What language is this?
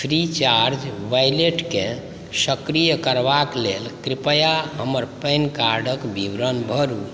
Maithili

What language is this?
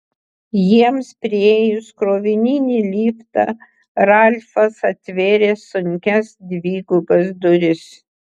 Lithuanian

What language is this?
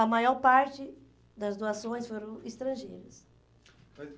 Portuguese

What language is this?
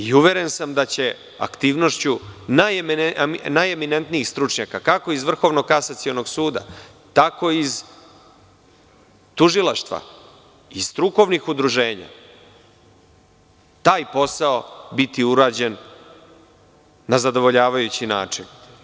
Serbian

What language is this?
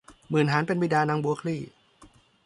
Thai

